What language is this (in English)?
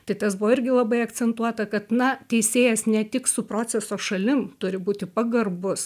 Lithuanian